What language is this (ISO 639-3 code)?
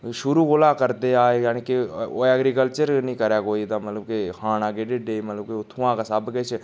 doi